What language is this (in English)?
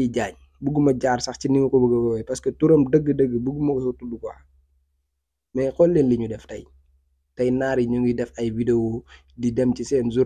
Arabic